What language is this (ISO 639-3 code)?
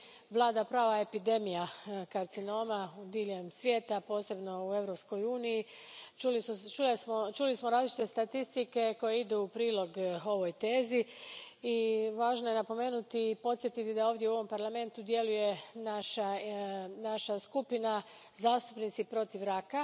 hrv